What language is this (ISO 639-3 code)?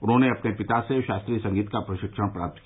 hin